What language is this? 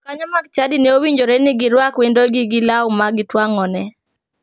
Luo (Kenya and Tanzania)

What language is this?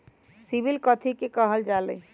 Magahi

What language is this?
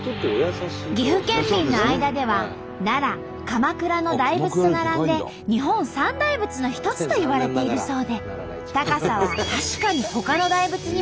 Japanese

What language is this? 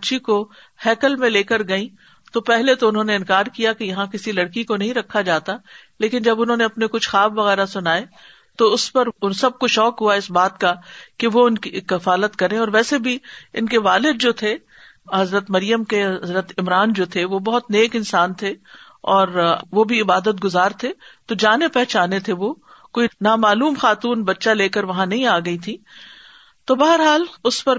Urdu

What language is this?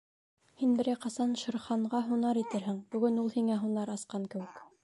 Bashkir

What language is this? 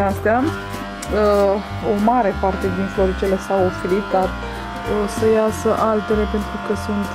Romanian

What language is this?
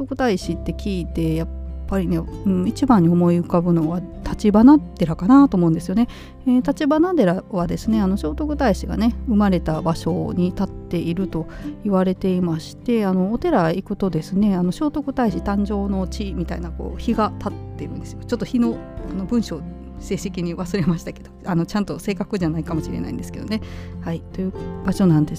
Japanese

